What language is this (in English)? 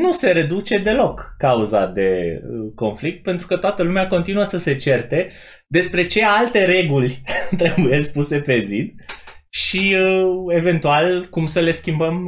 Romanian